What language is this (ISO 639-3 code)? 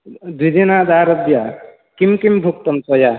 san